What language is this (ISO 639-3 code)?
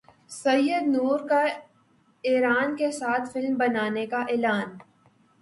urd